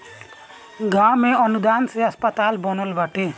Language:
Bhojpuri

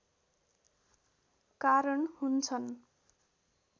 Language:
Nepali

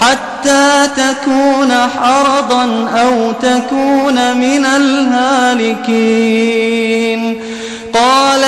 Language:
Arabic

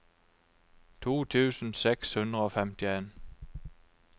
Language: Norwegian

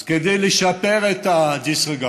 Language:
Hebrew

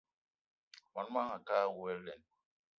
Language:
Eton (Cameroon)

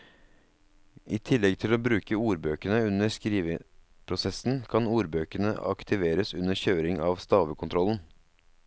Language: Norwegian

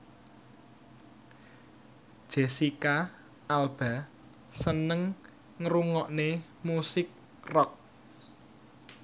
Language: Javanese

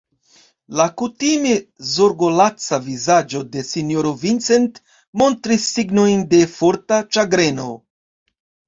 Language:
Esperanto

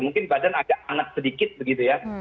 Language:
Indonesian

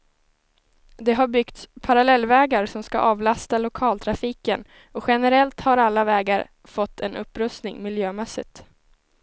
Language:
Swedish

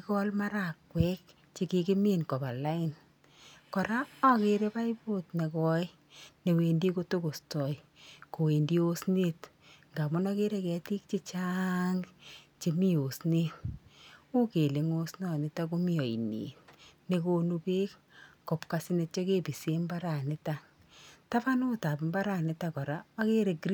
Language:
Kalenjin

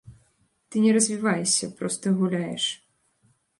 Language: Belarusian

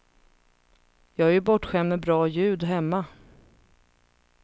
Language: Swedish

